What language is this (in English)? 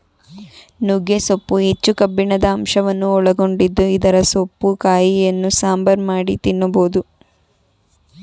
Kannada